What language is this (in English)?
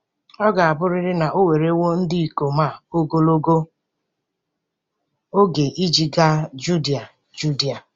Igbo